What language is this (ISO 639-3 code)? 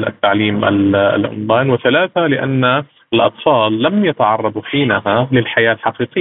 ara